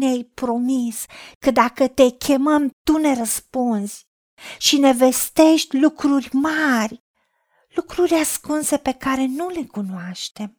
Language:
Romanian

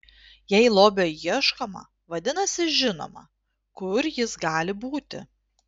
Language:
Lithuanian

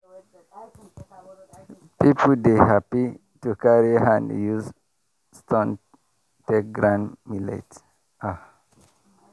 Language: Nigerian Pidgin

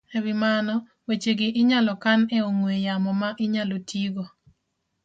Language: Luo (Kenya and Tanzania)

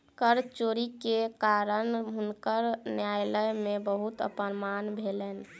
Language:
Maithili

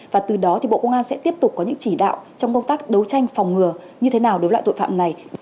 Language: Vietnamese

